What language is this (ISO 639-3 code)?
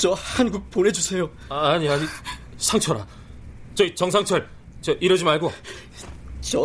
kor